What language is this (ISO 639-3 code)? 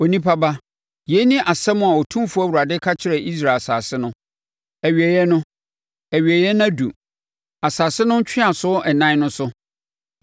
aka